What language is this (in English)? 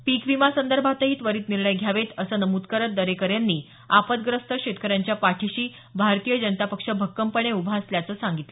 Marathi